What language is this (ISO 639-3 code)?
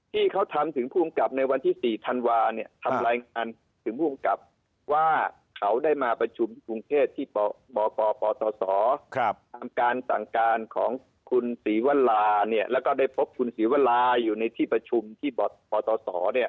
tha